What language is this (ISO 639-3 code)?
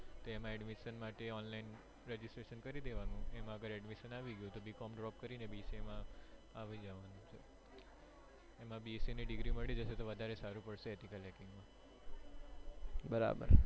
guj